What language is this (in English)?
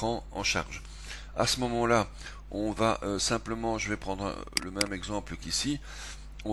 French